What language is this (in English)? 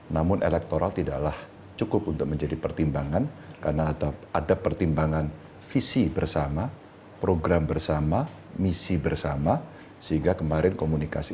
Indonesian